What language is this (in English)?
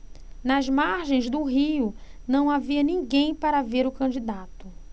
Portuguese